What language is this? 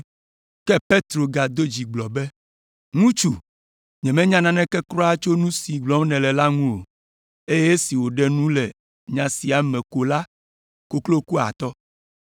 Ewe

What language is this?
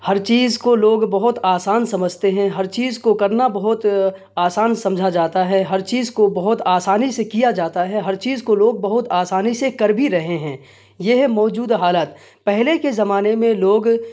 Urdu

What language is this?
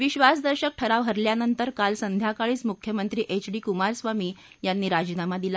Marathi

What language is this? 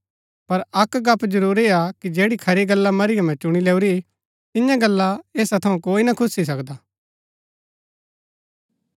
Gaddi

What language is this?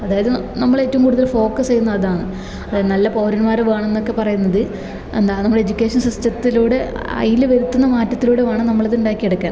Malayalam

